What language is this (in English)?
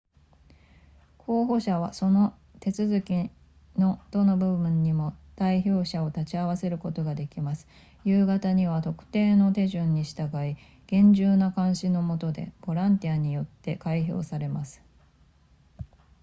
Japanese